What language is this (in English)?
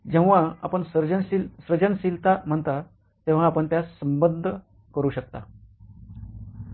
Marathi